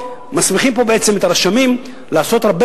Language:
Hebrew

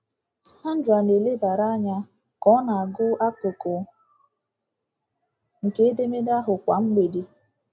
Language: Igbo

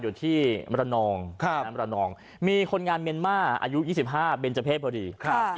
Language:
Thai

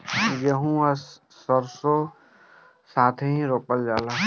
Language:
Bhojpuri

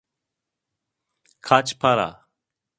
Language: Turkish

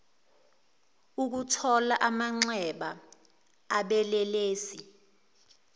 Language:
Zulu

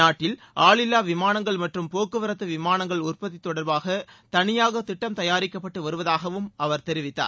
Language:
Tamil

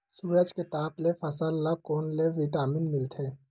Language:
Chhattisgarhi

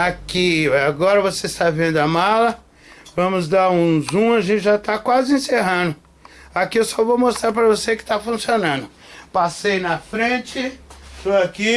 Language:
Portuguese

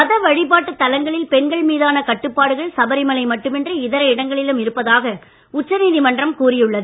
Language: Tamil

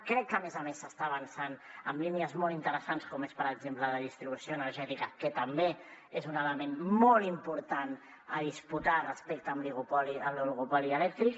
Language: Catalan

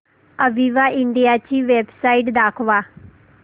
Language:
Marathi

